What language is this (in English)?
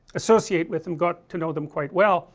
English